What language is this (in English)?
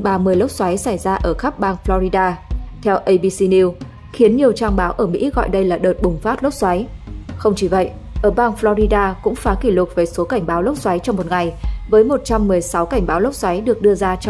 Vietnamese